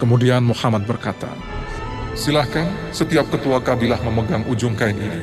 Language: Indonesian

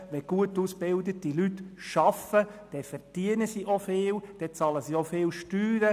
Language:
Swiss German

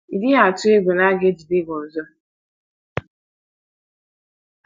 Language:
Igbo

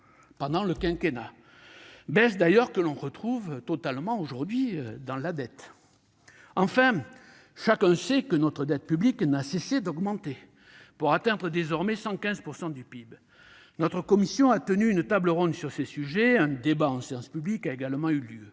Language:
French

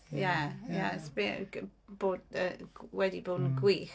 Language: Welsh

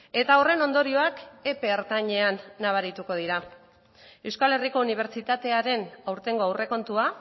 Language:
Basque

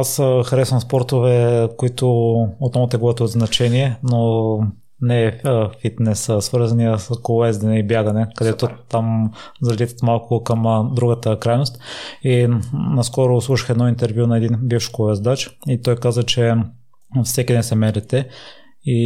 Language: Bulgarian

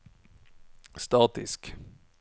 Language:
Norwegian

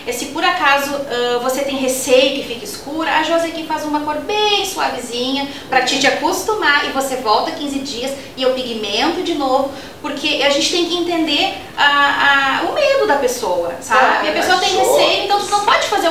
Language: Portuguese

